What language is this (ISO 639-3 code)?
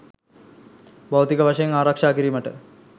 sin